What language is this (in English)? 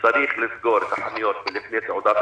Hebrew